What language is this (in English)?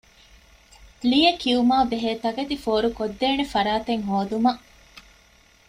Divehi